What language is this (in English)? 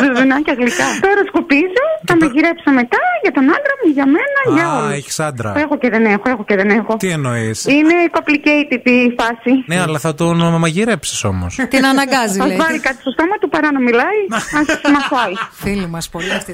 Greek